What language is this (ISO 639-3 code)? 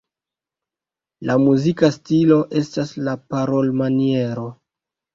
epo